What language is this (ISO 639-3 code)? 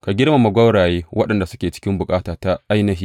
hau